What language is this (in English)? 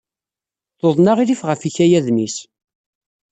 Kabyle